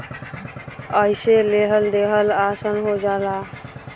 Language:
Bhojpuri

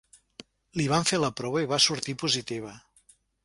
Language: Catalan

